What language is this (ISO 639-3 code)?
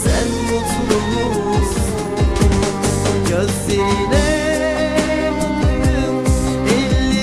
tur